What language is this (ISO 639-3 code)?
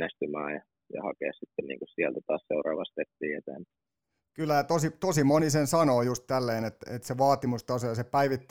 fin